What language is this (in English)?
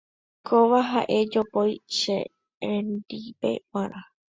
Guarani